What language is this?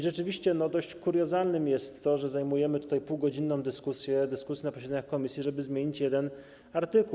Polish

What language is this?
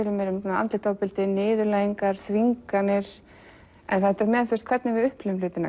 Icelandic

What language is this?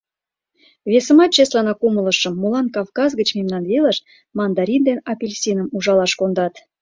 Mari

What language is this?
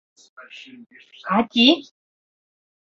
Mari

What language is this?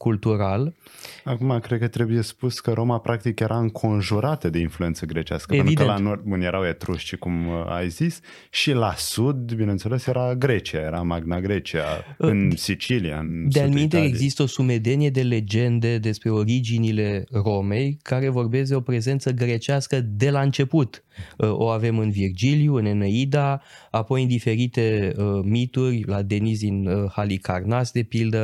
Romanian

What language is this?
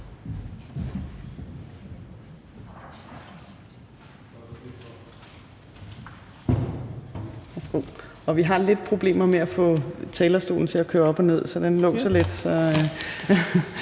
Danish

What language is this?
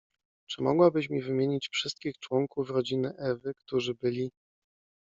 Polish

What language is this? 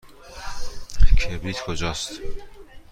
Persian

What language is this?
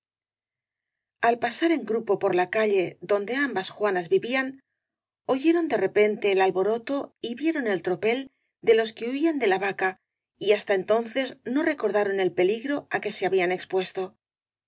Spanish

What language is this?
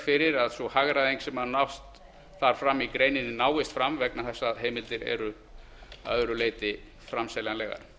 Icelandic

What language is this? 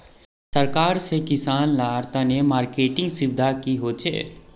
Magahi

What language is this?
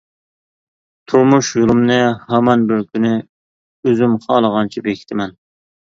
Uyghur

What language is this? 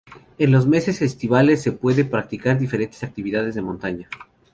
Spanish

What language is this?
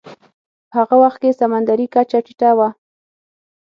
Pashto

